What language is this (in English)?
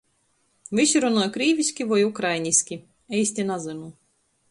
Latgalian